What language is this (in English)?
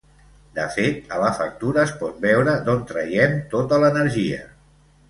Catalan